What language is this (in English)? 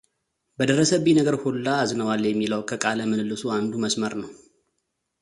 Amharic